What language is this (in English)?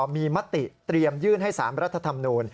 Thai